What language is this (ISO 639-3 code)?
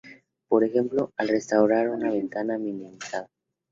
spa